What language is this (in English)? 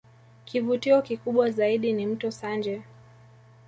Swahili